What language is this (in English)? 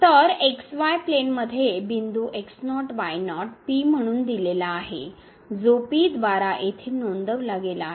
Marathi